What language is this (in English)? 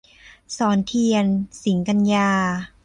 Thai